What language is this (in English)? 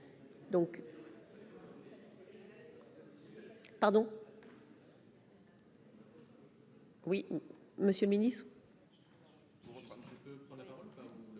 French